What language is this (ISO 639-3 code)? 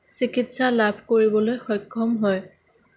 asm